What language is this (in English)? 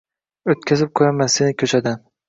Uzbek